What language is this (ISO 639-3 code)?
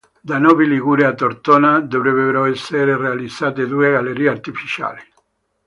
ita